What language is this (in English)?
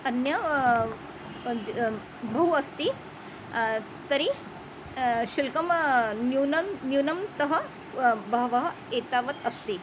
Sanskrit